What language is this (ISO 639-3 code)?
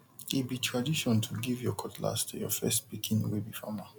pcm